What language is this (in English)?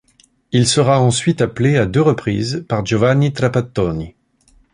French